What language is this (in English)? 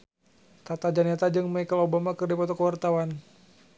Sundanese